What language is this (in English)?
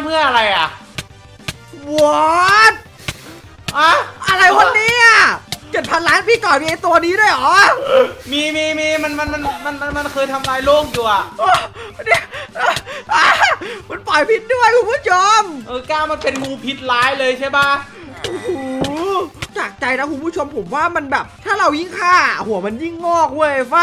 Thai